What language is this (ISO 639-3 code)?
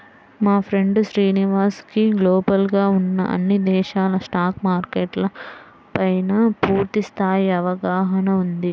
tel